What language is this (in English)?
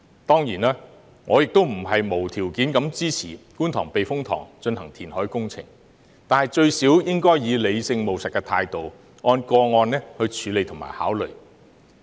Cantonese